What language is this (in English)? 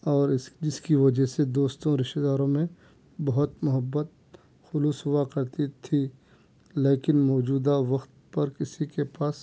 Urdu